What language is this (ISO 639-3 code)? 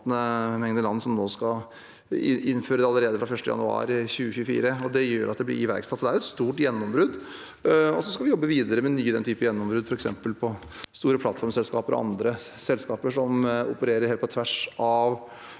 nor